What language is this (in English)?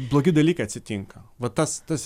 Lithuanian